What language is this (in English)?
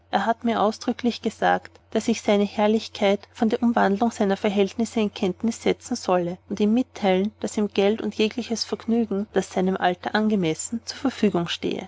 German